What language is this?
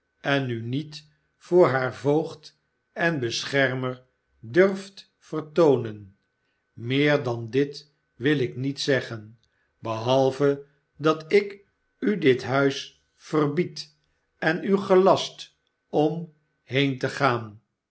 Dutch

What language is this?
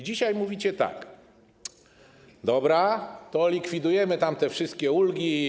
Polish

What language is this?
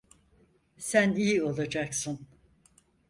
Turkish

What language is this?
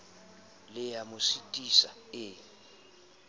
Southern Sotho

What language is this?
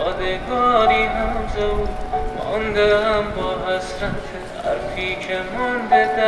Persian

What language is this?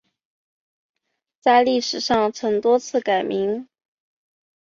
Chinese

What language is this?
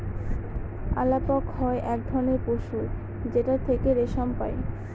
Bangla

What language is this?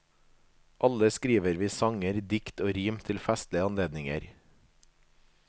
Norwegian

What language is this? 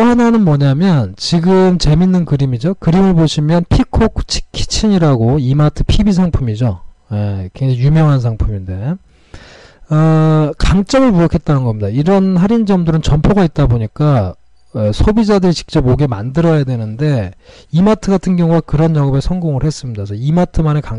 Korean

